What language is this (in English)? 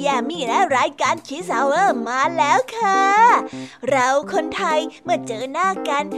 Thai